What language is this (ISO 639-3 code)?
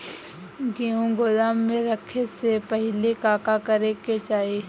bho